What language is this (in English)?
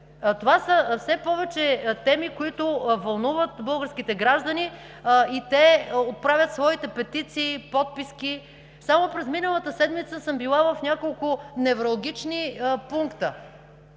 Bulgarian